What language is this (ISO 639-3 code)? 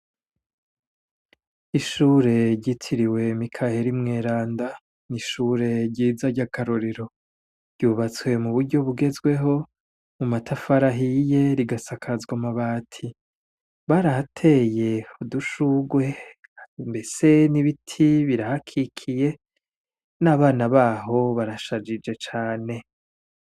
run